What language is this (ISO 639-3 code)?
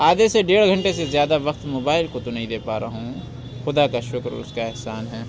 urd